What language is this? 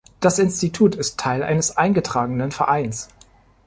German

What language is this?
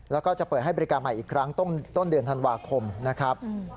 Thai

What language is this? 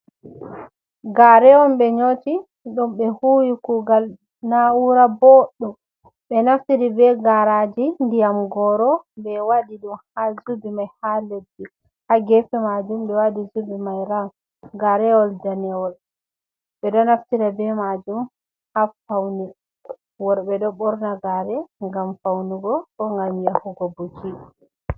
Fula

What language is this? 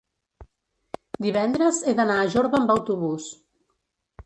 Catalan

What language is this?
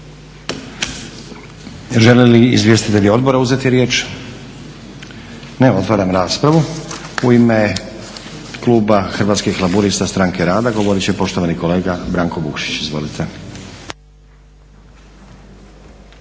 Croatian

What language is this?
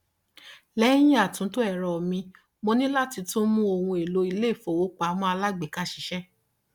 Yoruba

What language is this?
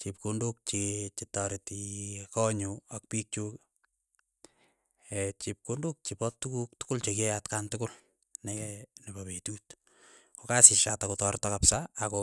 Keiyo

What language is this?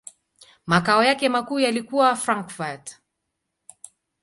Swahili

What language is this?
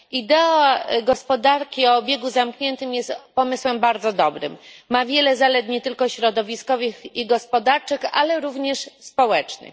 Polish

